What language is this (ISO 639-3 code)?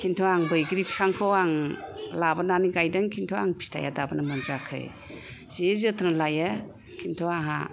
brx